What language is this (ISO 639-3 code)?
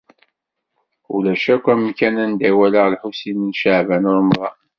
kab